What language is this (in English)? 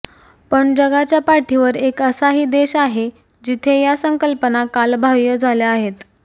Marathi